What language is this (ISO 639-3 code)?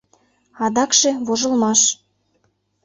chm